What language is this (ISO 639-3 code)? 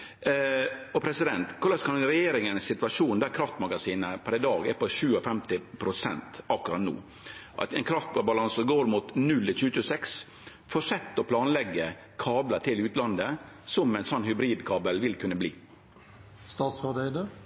nno